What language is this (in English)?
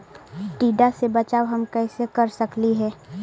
Magahi